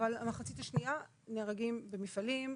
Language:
Hebrew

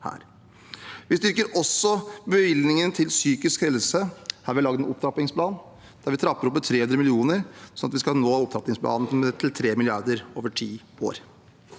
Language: Norwegian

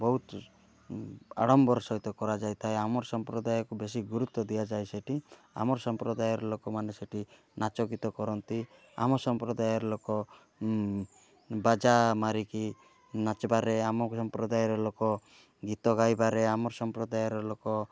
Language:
Odia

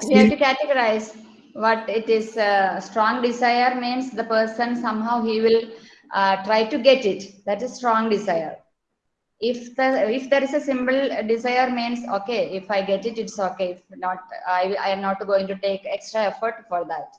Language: English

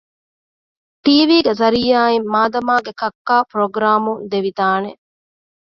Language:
Divehi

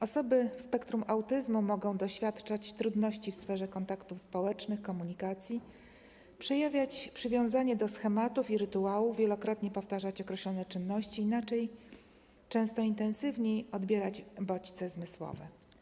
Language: Polish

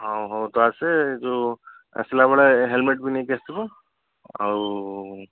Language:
Odia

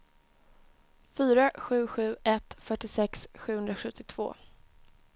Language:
Swedish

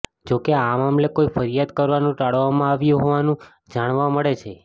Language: Gujarati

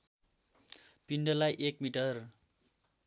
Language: Nepali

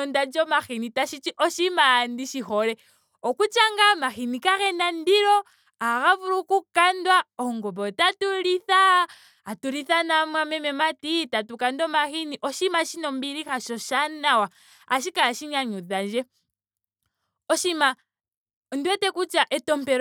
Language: Ndonga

